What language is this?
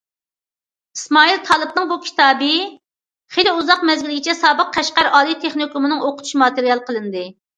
Uyghur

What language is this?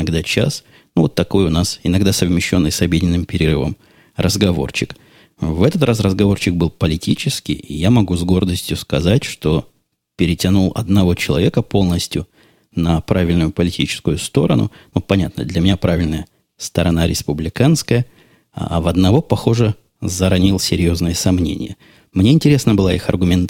Russian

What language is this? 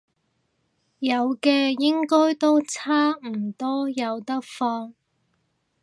Cantonese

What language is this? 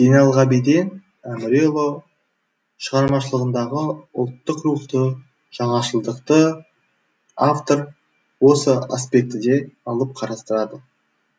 Kazakh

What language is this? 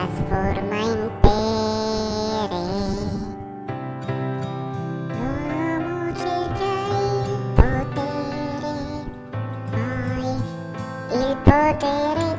Italian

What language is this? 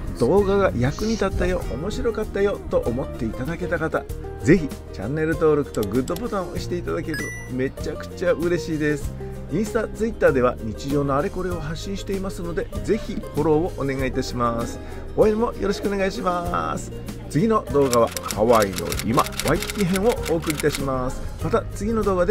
Japanese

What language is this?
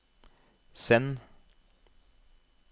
Norwegian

